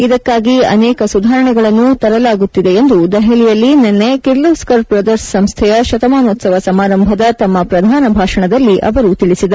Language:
Kannada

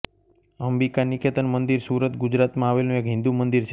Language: Gujarati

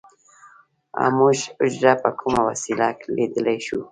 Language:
Pashto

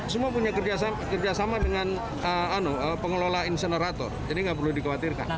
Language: Indonesian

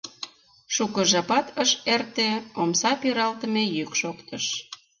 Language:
Mari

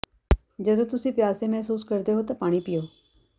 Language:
Punjabi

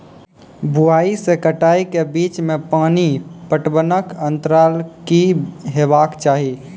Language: Maithili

